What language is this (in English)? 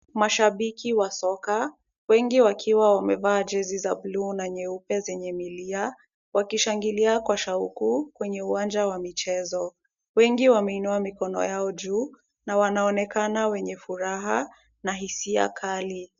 Swahili